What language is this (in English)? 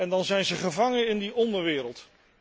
Dutch